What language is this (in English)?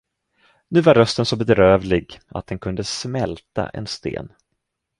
Swedish